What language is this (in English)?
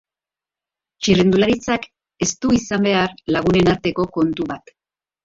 Basque